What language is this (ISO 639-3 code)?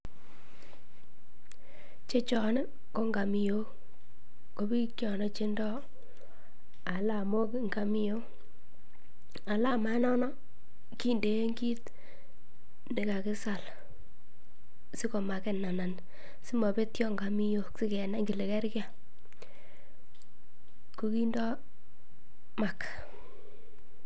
kln